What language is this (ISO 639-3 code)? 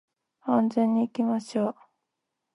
jpn